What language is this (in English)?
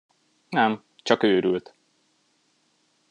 Hungarian